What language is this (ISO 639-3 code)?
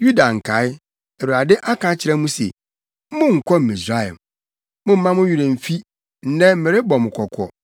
aka